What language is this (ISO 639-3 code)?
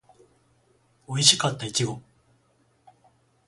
jpn